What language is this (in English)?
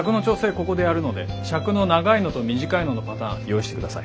Japanese